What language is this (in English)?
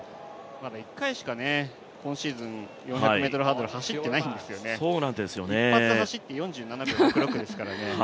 Japanese